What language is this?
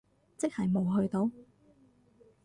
Cantonese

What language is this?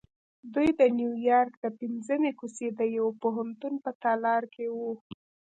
Pashto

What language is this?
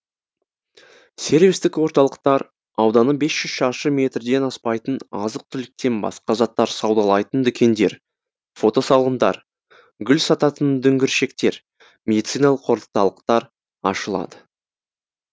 Kazakh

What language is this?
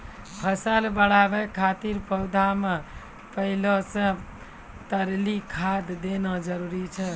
Maithili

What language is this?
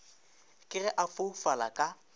Northern Sotho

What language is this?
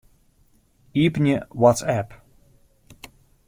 Western Frisian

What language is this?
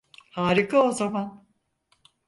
Turkish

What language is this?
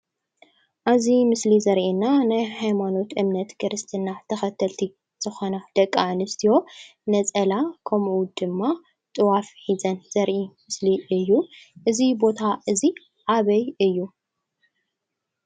Tigrinya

